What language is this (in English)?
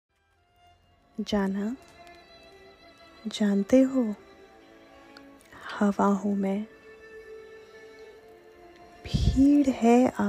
Hindi